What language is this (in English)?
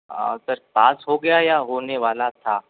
Hindi